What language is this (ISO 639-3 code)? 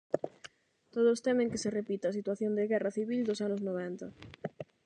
glg